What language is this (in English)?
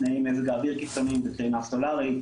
Hebrew